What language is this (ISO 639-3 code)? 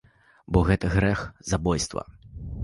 bel